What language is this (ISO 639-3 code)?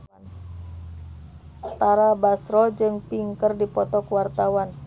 sun